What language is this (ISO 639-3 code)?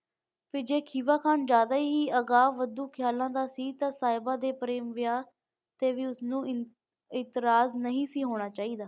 pan